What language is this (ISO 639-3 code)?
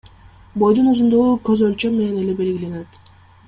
kir